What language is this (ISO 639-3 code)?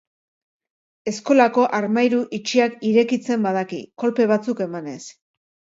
eus